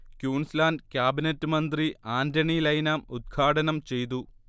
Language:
Malayalam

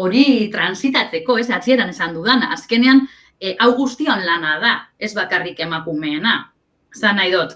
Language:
Spanish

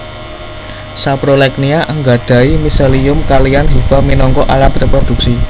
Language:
Javanese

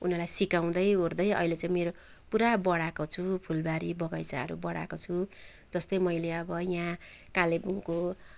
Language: Nepali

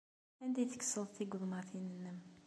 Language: Kabyle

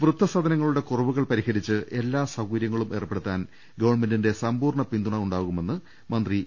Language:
Malayalam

